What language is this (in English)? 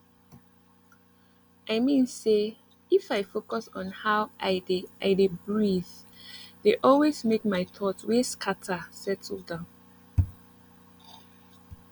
Nigerian Pidgin